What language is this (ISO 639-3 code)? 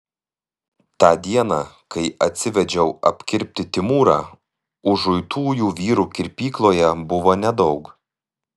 lit